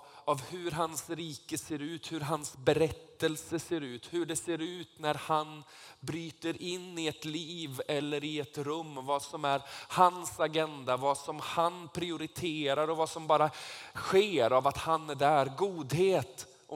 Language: Swedish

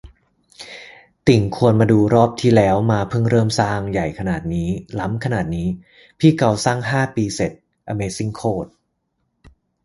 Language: Thai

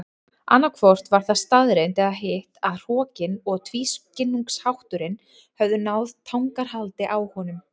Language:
Icelandic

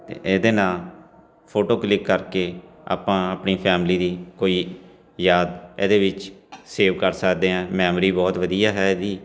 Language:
Punjabi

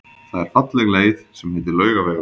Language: Icelandic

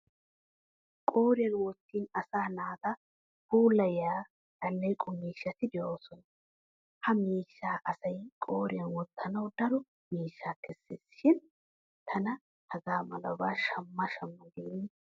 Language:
Wolaytta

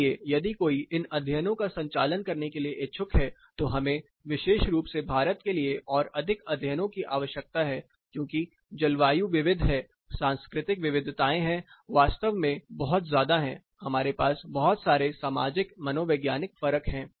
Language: Hindi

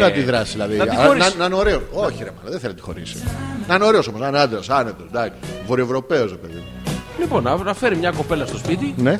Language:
Greek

